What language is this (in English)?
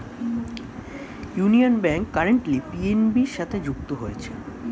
Bangla